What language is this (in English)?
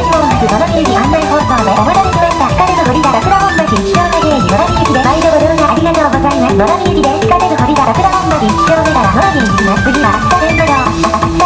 Japanese